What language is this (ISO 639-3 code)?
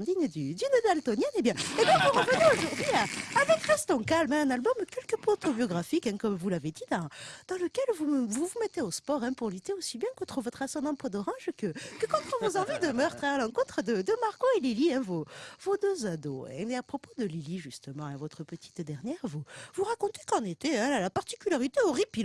fra